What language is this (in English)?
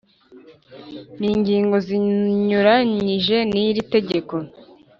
Kinyarwanda